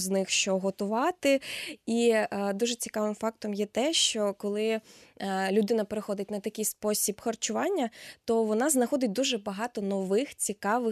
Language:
Ukrainian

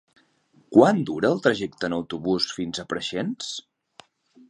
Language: Catalan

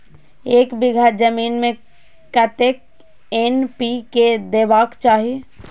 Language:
Maithili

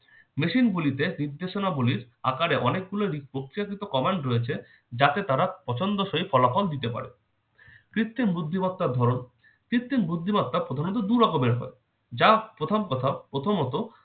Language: Bangla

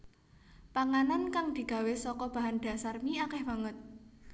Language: Javanese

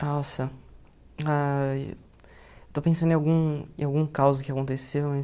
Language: Portuguese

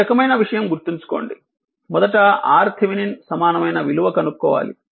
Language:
Telugu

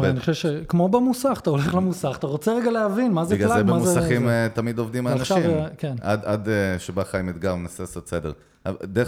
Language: Hebrew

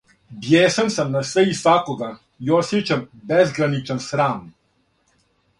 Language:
Serbian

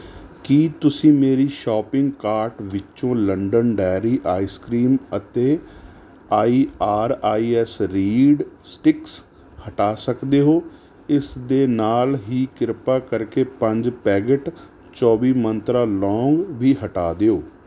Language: Punjabi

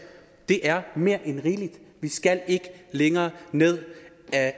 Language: Danish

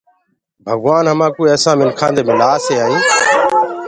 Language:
Gurgula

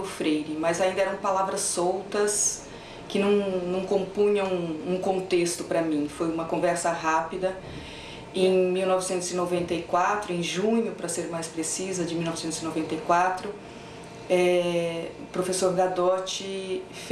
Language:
Portuguese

